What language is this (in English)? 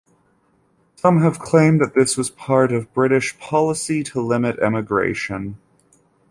English